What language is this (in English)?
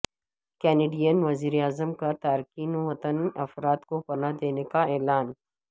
Urdu